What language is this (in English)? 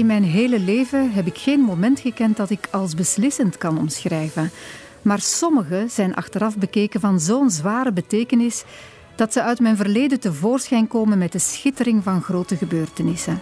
Dutch